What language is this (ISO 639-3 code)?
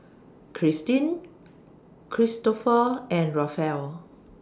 eng